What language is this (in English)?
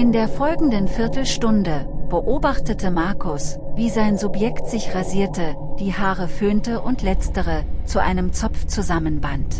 German